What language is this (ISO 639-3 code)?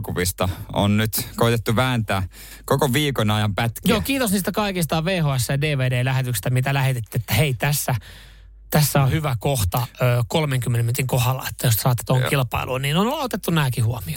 fin